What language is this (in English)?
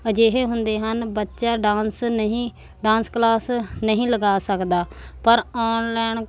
Punjabi